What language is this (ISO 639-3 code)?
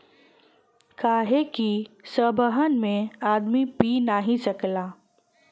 bho